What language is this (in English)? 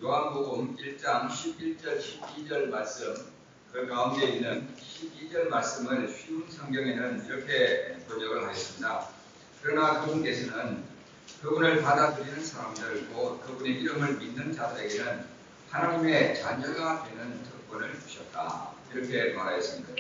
Korean